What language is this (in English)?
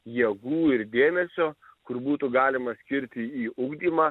Lithuanian